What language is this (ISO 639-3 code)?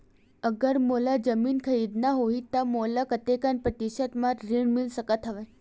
hne